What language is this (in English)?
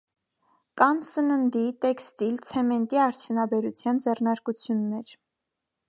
Armenian